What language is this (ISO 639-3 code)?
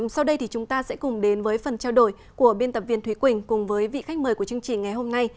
vie